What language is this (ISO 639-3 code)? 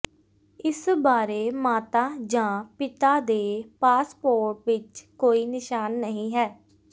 pan